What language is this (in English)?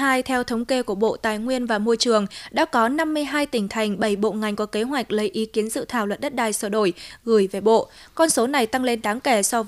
Vietnamese